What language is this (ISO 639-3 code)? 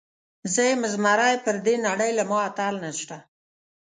pus